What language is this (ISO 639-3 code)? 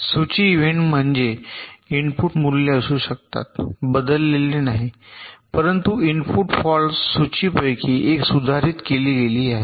mar